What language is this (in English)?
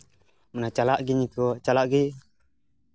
Santali